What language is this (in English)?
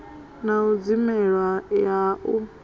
Venda